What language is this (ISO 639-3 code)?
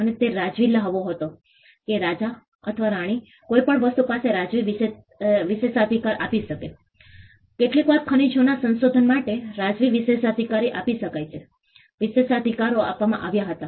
guj